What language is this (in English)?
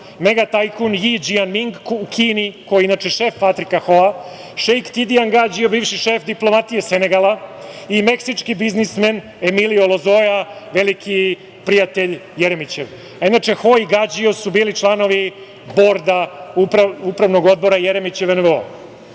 Serbian